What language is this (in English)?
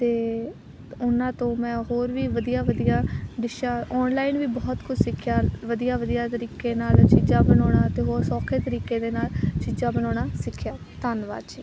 Punjabi